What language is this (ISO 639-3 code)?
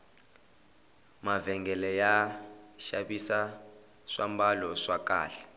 tso